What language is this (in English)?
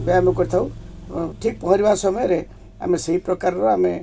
Odia